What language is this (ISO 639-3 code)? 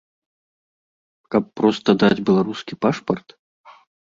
bel